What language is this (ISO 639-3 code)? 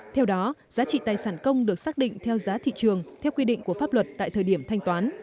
vie